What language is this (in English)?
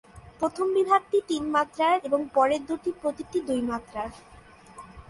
Bangla